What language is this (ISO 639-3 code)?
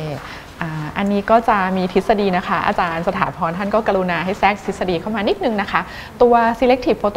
tha